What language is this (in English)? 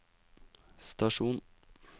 Norwegian